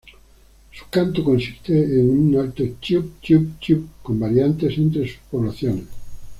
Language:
Spanish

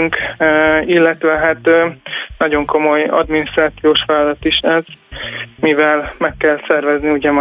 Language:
Hungarian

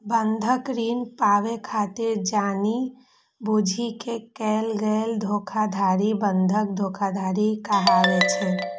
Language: Maithili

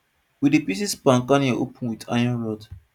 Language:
Nigerian Pidgin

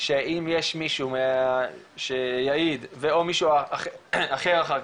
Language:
Hebrew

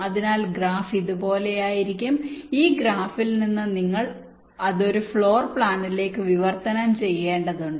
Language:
Malayalam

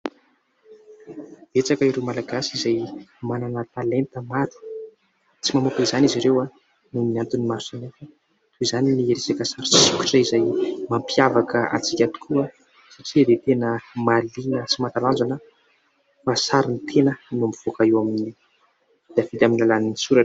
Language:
Malagasy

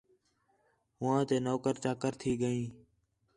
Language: Khetrani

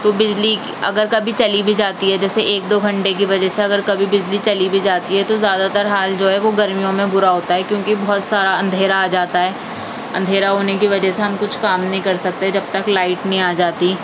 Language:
Urdu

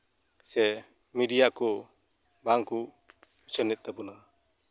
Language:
Santali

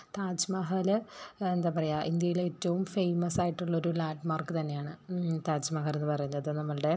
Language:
Malayalam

